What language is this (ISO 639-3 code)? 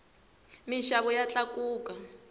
tso